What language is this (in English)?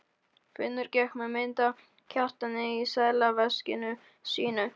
Icelandic